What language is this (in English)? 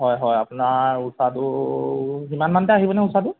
Assamese